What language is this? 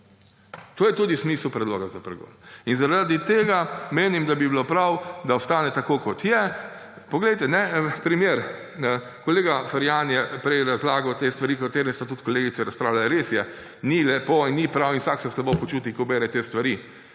Slovenian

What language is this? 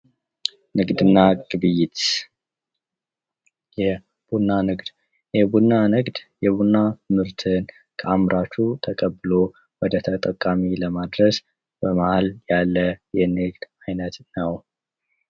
Amharic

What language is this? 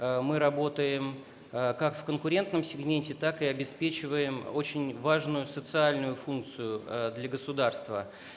Russian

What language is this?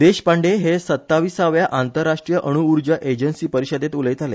Konkani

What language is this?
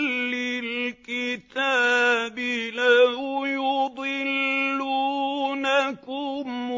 Arabic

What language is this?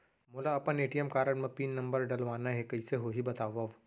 Chhattisgarhi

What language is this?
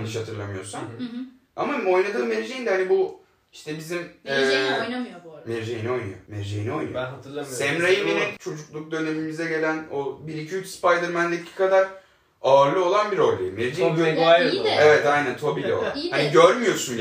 Turkish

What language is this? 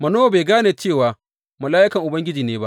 Hausa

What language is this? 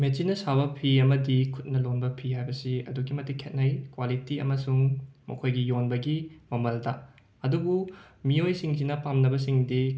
Manipuri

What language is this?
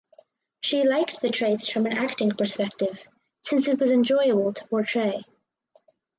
English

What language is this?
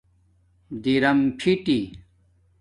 Domaaki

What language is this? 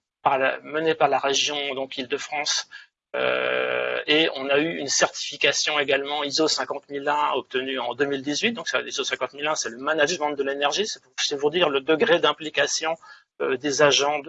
French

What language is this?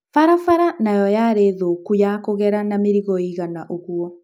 Kikuyu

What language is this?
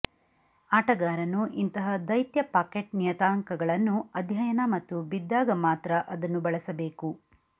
Kannada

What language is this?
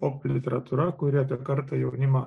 Lithuanian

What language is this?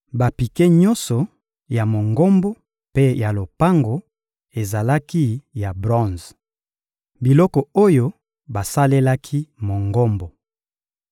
Lingala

